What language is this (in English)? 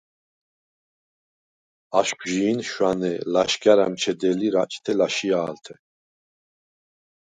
Svan